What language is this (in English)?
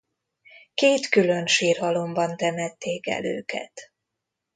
Hungarian